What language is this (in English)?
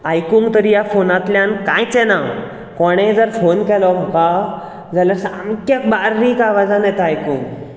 Konkani